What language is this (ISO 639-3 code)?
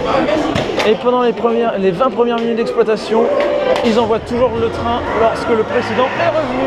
fra